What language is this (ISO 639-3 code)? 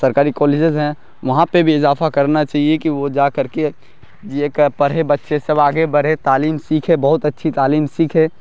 urd